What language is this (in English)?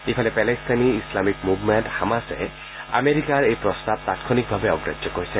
Assamese